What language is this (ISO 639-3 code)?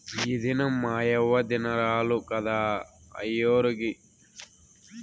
tel